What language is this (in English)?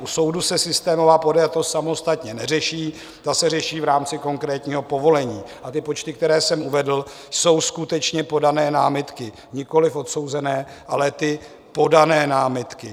Czech